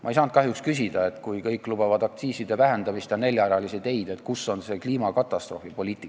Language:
Estonian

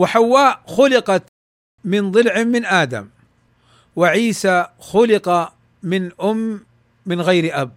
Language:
Arabic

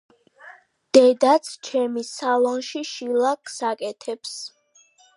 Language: Georgian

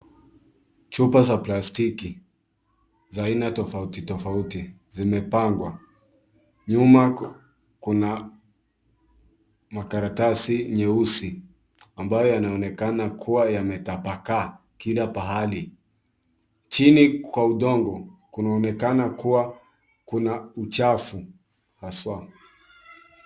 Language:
Swahili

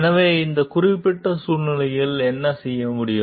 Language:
Tamil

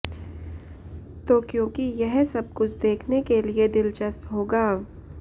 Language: Hindi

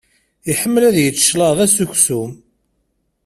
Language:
Kabyle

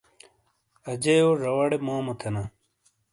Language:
Shina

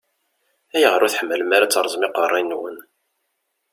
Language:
Kabyle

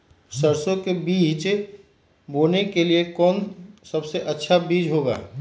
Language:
Magahi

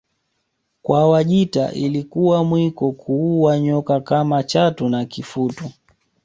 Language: Swahili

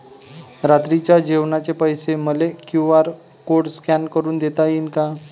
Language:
Marathi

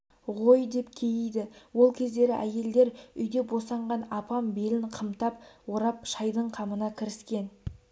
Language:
Kazakh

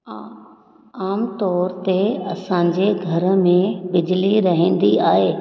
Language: Sindhi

